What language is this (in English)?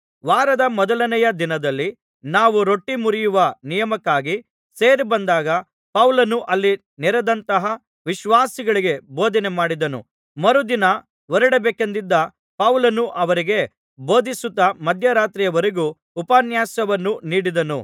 Kannada